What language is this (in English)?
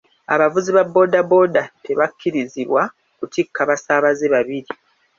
Ganda